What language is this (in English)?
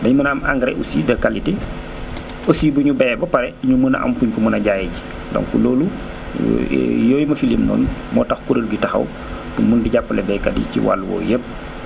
Wolof